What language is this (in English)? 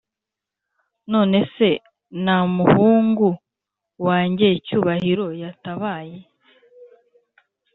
Kinyarwanda